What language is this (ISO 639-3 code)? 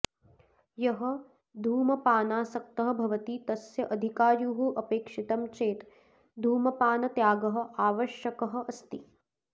san